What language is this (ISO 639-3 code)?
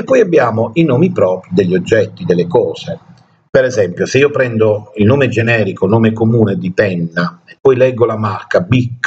ita